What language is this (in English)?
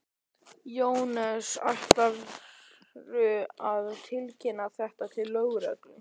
Icelandic